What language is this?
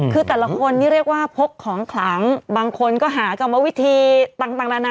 Thai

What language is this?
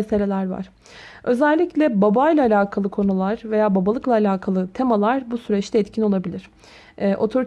Turkish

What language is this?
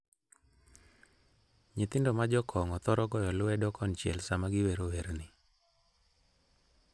Luo (Kenya and Tanzania)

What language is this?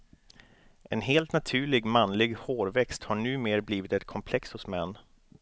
Swedish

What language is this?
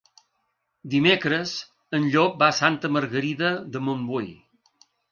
Catalan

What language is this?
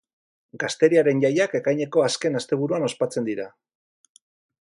Basque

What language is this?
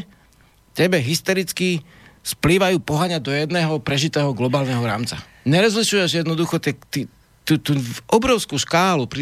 Slovak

